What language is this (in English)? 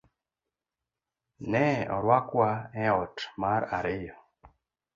Luo (Kenya and Tanzania)